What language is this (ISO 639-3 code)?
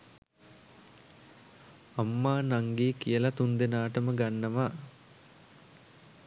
sin